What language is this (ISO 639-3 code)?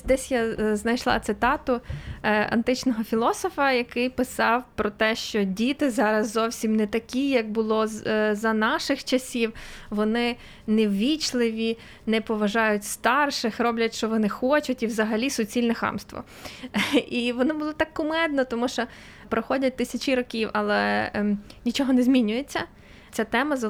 ukr